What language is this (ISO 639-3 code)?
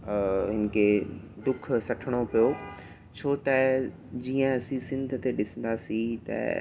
snd